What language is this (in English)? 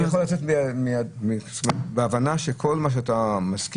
Hebrew